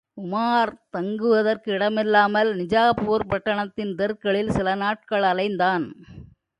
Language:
Tamil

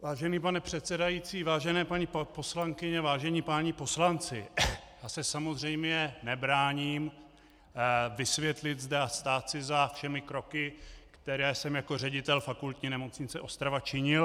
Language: Czech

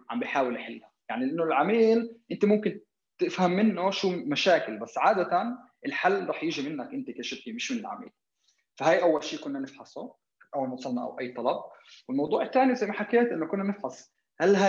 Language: Arabic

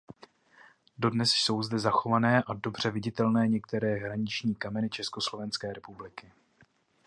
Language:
Czech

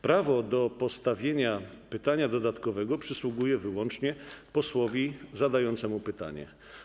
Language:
Polish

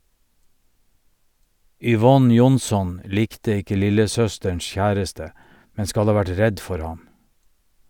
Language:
Norwegian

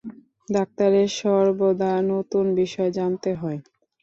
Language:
Bangla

